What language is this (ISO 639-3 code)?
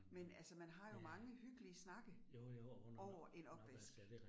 dan